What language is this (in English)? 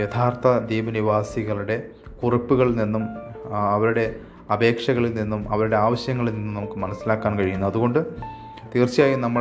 Malayalam